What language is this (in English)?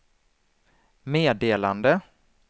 Swedish